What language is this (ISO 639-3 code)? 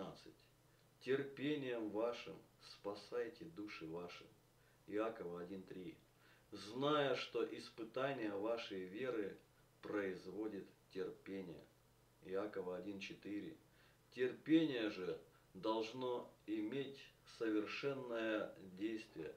rus